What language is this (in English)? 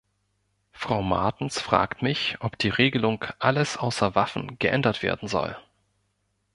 German